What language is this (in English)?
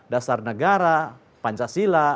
Indonesian